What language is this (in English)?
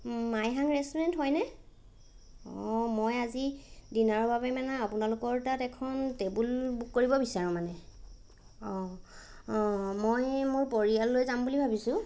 Assamese